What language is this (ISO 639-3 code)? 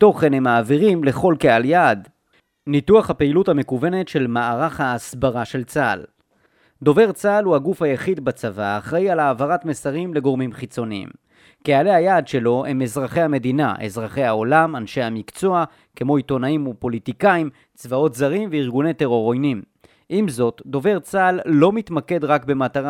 heb